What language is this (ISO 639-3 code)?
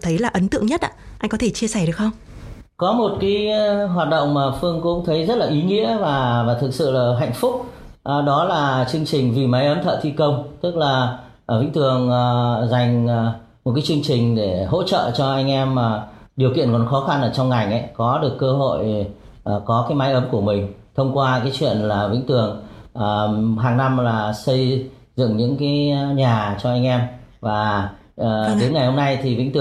vie